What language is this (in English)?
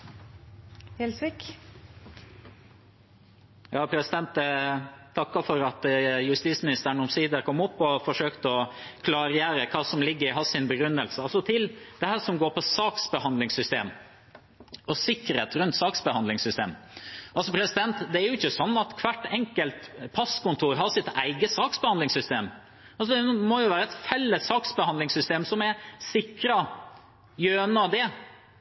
Norwegian